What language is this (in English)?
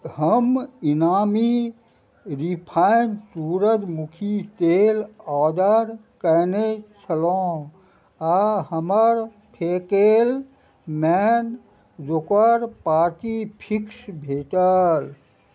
Maithili